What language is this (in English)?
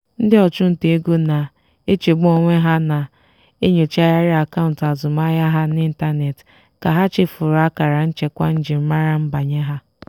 Igbo